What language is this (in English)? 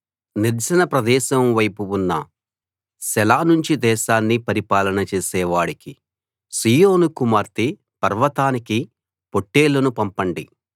Telugu